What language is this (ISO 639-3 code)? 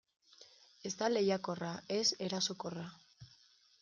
eus